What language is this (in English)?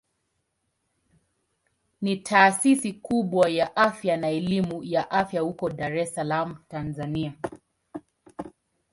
Swahili